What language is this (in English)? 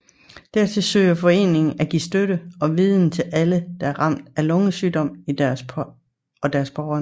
Danish